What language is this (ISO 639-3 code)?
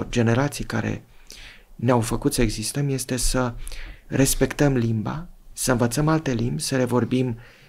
ron